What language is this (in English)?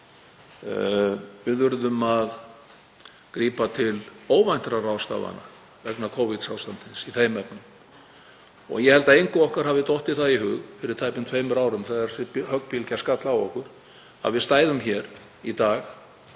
Icelandic